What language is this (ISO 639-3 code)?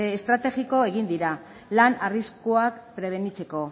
eus